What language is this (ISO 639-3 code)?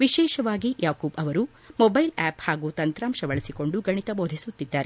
kan